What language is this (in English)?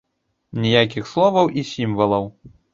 Belarusian